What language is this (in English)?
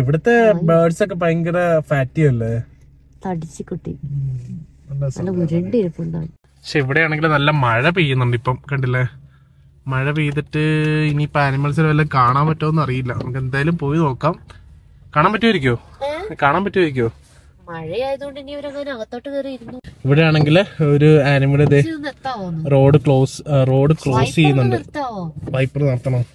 Malayalam